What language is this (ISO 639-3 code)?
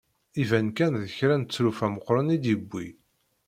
kab